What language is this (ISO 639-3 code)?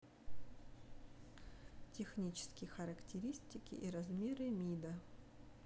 rus